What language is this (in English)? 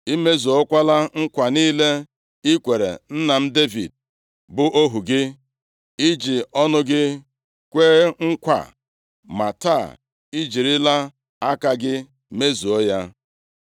Igbo